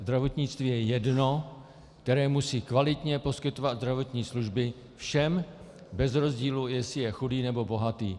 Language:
Czech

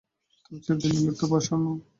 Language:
Bangla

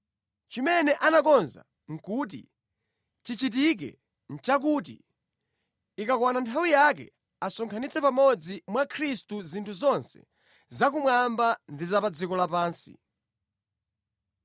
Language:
Nyanja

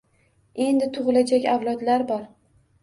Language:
Uzbek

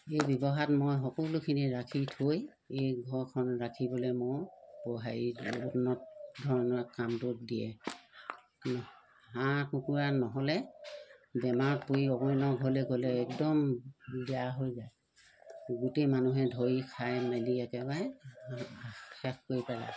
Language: Assamese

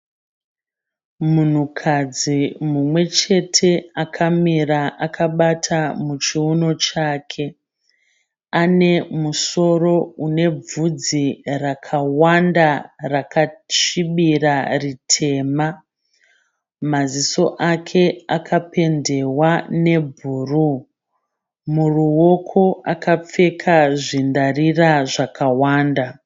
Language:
Shona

